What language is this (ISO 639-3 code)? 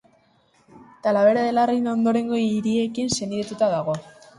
eus